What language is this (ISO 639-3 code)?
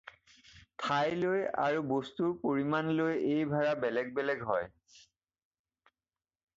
asm